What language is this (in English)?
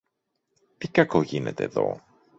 Greek